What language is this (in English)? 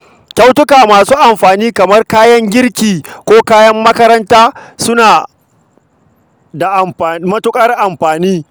Hausa